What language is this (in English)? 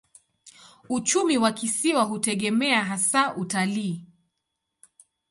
Swahili